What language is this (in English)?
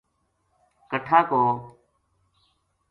Gujari